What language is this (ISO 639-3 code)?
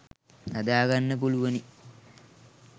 sin